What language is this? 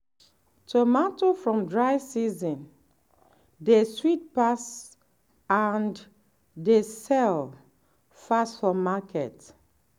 Nigerian Pidgin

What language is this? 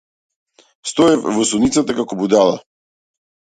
Macedonian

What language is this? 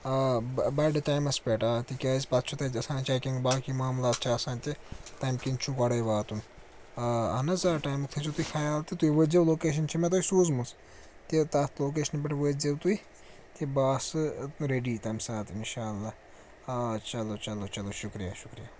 Kashmiri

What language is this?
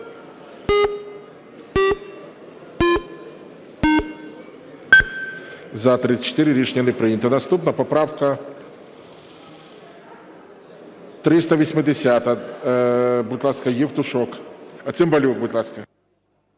Ukrainian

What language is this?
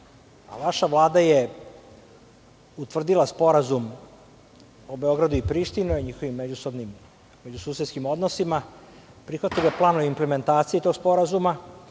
Serbian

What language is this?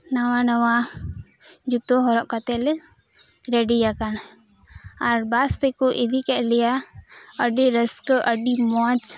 Santali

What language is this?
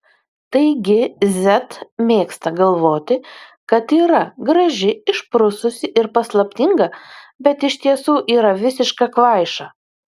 Lithuanian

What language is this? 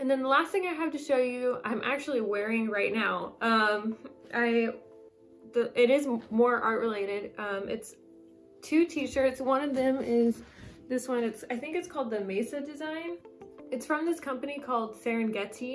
English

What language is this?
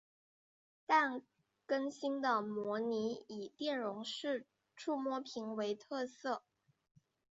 Chinese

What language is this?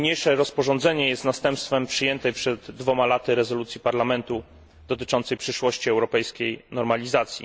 Polish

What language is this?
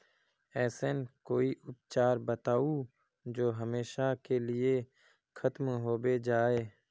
Magahi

